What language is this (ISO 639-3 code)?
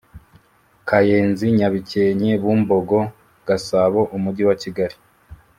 kin